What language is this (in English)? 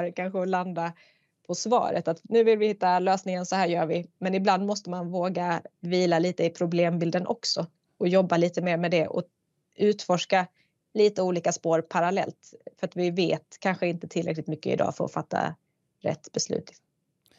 Swedish